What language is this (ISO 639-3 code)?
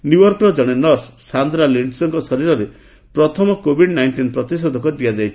ori